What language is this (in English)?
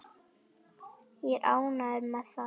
Icelandic